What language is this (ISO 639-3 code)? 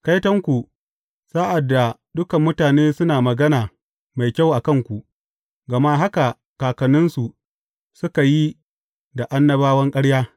hau